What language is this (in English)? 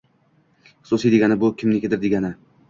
Uzbek